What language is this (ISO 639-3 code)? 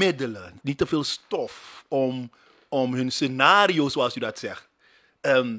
nld